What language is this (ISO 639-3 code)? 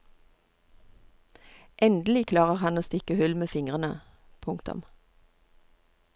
nor